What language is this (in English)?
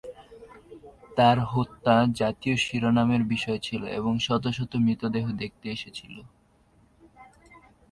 Bangla